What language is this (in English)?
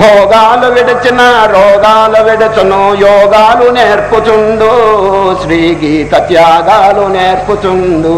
Indonesian